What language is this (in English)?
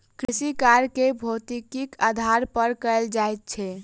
Maithili